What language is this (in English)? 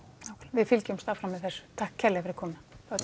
Icelandic